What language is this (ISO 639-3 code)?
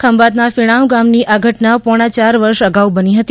guj